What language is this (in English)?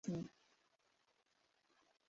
Swahili